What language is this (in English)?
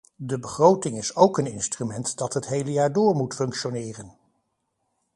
Dutch